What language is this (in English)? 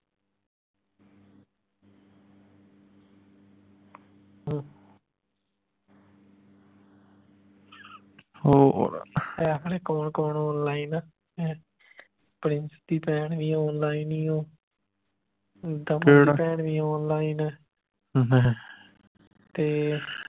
Punjabi